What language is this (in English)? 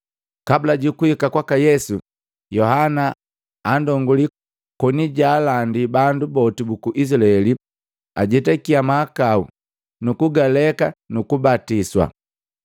Matengo